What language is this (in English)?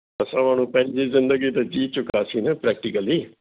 Sindhi